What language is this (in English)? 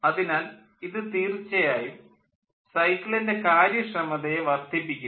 Malayalam